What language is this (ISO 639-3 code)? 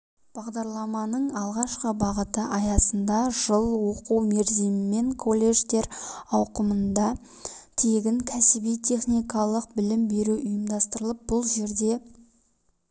kaz